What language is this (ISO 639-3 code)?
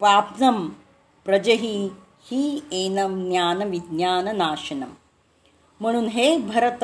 mar